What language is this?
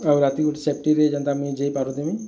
Odia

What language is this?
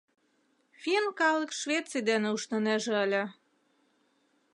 Mari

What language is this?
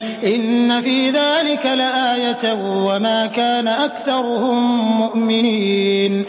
Arabic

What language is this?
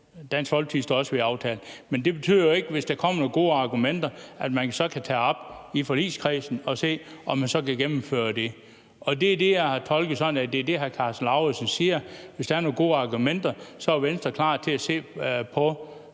Danish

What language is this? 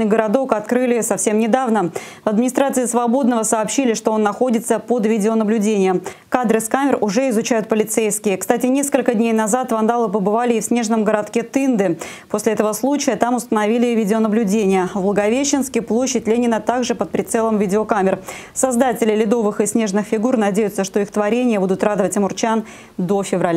Russian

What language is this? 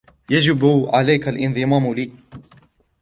Arabic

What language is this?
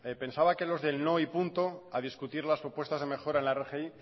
Spanish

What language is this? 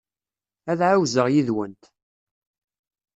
Kabyle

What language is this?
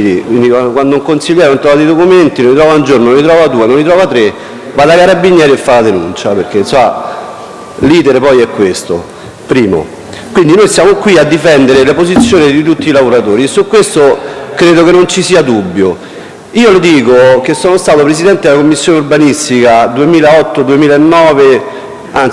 Italian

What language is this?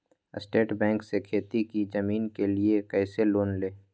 Magahi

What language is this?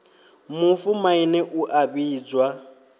Venda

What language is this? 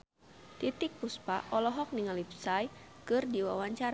Sundanese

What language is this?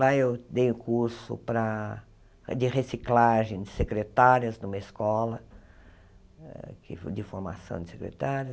Portuguese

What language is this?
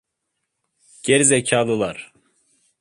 Turkish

